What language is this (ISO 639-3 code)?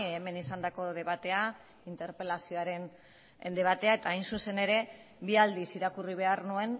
eus